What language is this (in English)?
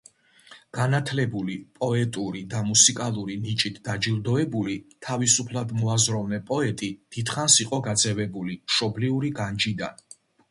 Georgian